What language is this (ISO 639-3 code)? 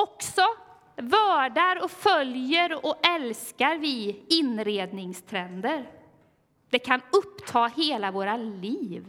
swe